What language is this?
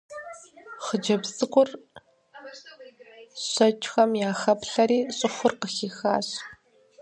Kabardian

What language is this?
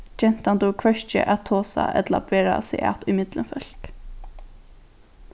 Faroese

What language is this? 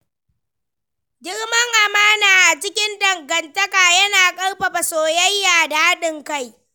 Hausa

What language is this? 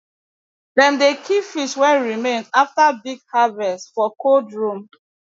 Nigerian Pidgin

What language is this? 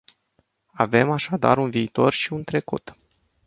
Romanian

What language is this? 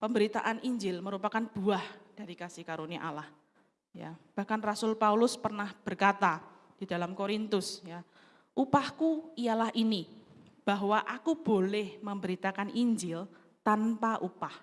Indonesian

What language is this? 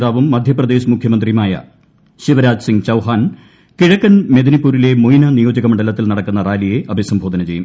Malayalam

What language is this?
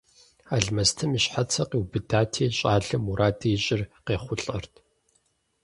Kabardian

